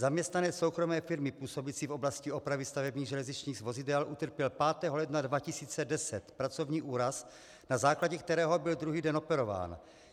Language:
Czech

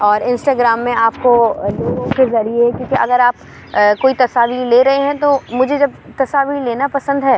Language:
Urdu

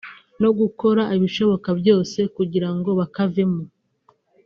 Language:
Kinyarwanda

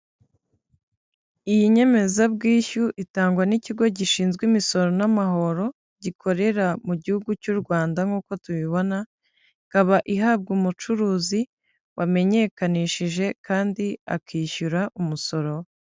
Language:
Kinyarwanda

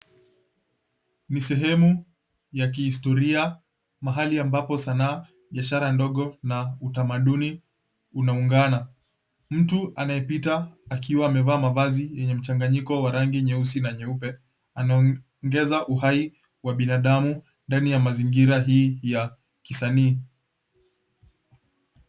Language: Swahili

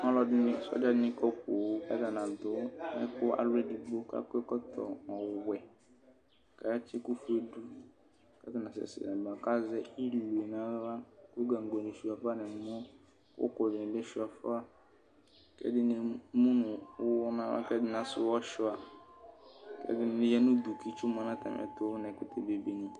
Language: Ikposo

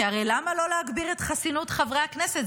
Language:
Hebrew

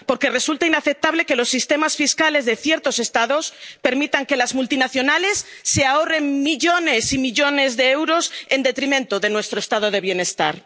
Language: Spanish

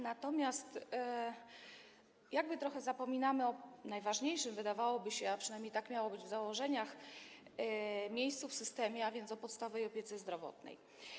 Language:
Polish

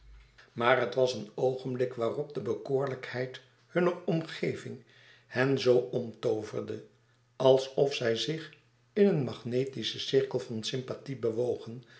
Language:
Dutch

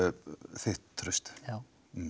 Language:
Icelandic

